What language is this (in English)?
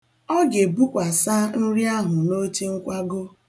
Igbo